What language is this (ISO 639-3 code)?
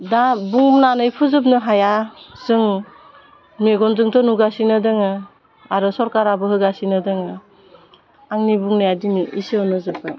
brx